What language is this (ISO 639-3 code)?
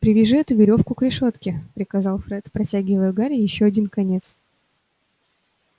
rus